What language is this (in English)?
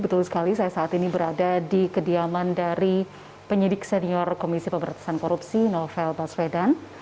Indonesian